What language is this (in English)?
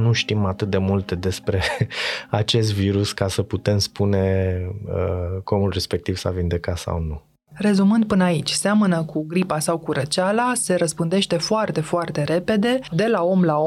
Romanian